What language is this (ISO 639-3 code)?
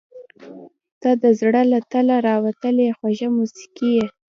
pus